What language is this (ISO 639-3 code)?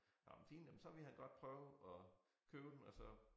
dan